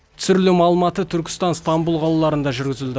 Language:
Kazakh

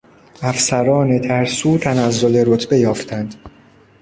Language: Persian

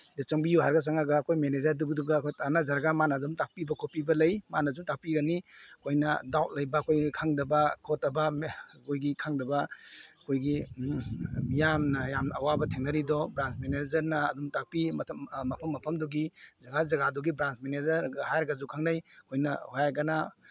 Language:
Manipuri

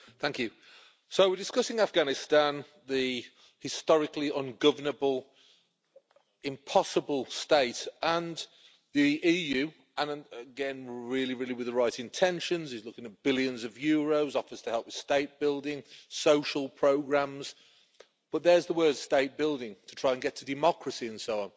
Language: English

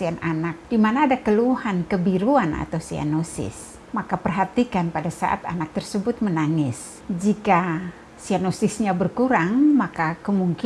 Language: Indonesian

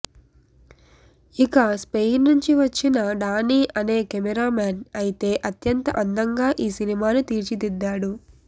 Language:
Telugu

